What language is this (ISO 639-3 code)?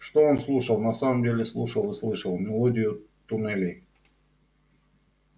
rus